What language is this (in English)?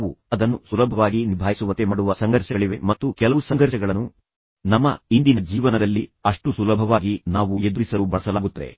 Kannada